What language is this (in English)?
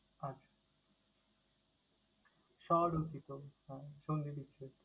Bangla